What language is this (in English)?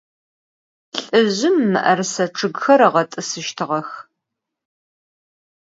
Adyghe